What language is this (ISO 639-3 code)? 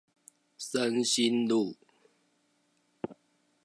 zho